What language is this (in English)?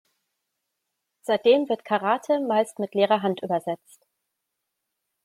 German